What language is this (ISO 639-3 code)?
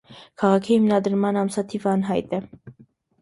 hye